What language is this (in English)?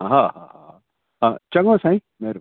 Sindhi